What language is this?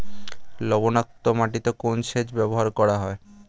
Bangla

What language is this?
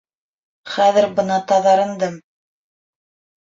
Bashkir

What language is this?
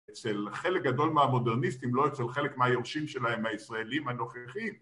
Hebrew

